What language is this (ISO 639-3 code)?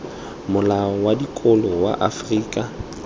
tsn